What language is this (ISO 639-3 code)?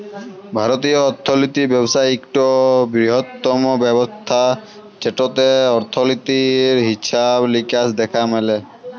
ben